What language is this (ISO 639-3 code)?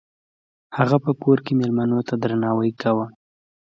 pus